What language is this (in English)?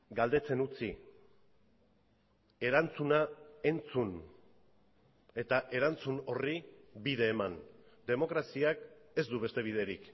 Basque